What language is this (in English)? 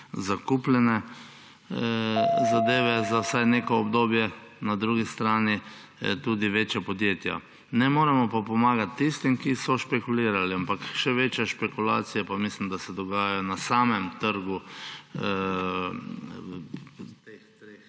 Slovenian